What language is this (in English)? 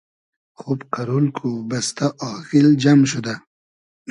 Hazaragi